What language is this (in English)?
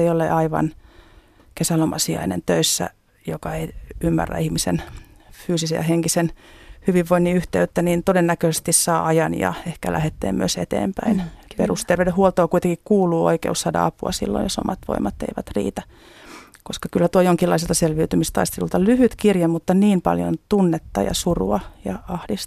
Finnish